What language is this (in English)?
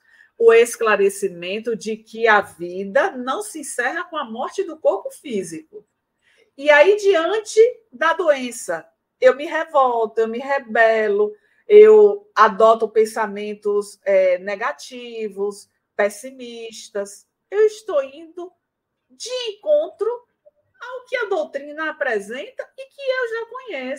Portuguese